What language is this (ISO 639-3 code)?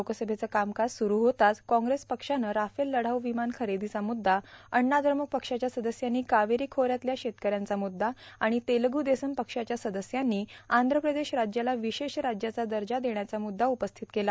mar